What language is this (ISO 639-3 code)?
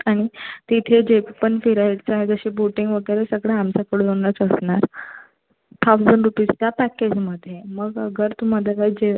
mar